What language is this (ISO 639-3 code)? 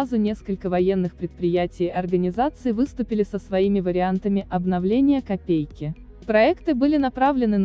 rus